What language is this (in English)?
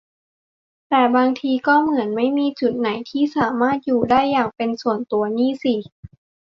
Thai